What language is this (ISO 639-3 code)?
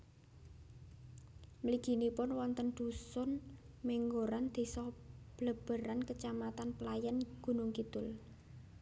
jav